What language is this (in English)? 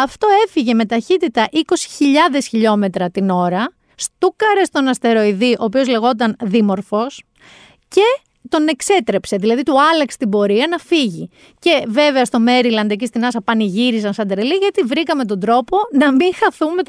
Greek